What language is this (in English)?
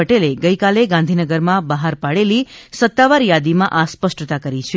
Gujarati